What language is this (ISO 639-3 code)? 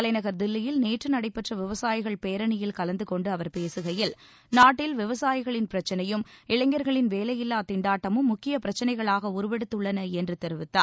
tam